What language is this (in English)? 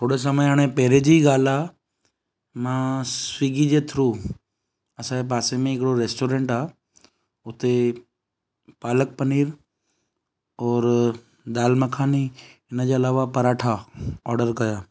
Sindhi